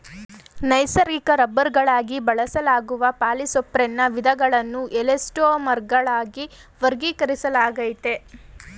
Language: Kannada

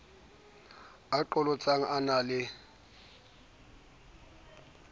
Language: Southern Sotho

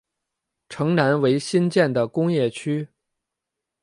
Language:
Chinese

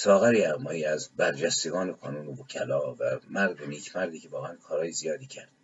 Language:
Persian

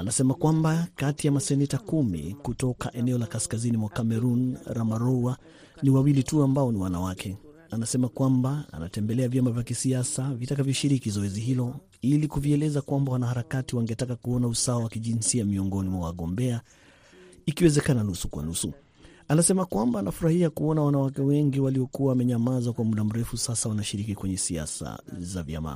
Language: Swahili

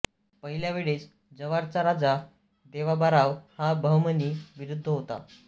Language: Marathi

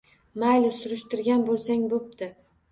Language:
Uzbek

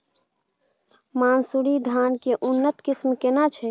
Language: Maithili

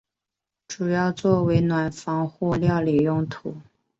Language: Chinese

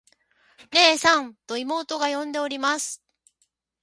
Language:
Japanese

